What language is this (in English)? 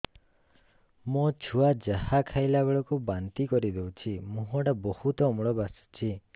Odia